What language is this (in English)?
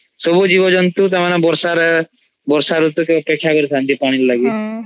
Odia